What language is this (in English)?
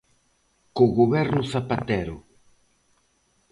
Galician